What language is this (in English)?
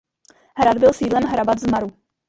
Czech